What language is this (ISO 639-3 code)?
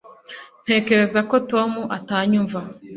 kin